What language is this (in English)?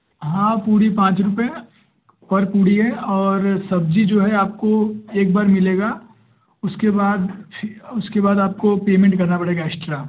Hindi